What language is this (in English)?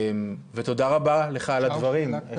Hebrew